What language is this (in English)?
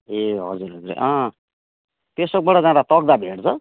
Nepali